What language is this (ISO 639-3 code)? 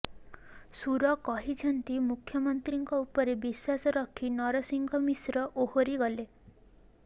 ori